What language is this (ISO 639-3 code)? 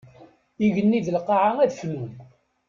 kab